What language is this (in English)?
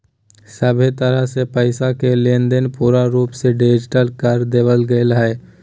Magahi